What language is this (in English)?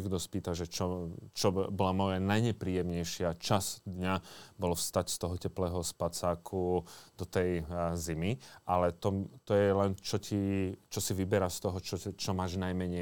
Slovak